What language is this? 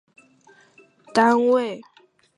Chinese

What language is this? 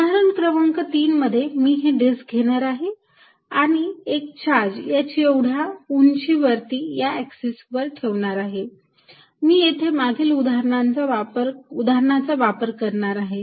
Marathi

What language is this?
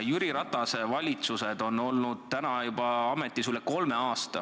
Estonian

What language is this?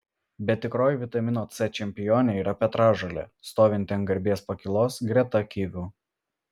Lithuanian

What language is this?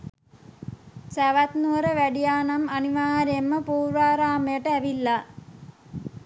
Sinhala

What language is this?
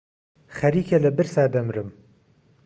Central Kurdish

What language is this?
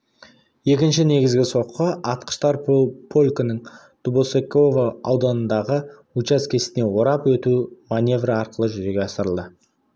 Kazakh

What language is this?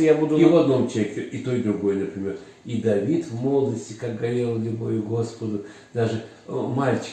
Russian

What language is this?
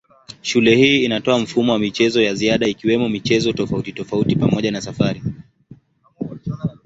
Swahili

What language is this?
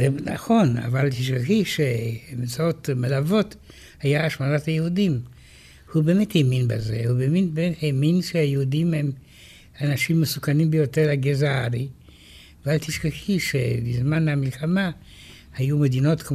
Hebrew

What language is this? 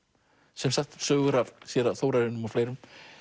Icelandic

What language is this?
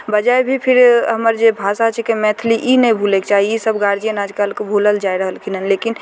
Maithili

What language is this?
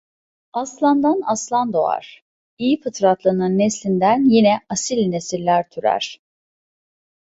Turkish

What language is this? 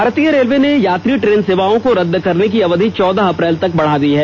Hindi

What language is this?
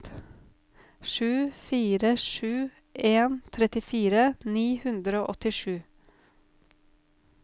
Norwegian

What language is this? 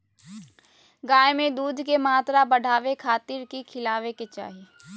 Magahi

